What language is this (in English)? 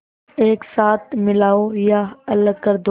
Hindi